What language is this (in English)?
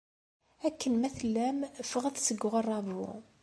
Kabyle